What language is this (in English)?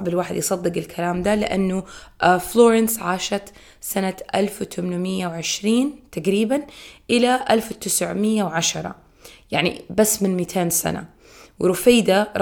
Arabic